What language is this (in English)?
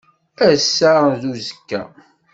Kabyle